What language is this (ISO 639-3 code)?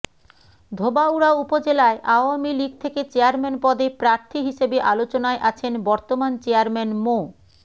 ben